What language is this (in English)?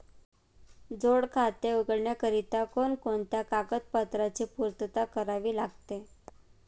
Marathi